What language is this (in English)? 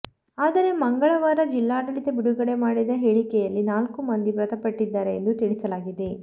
Kannada